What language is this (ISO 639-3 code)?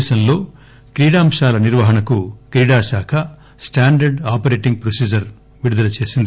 tel